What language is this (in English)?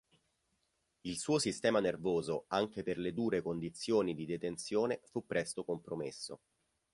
Italian